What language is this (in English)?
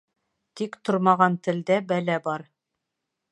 Bashkir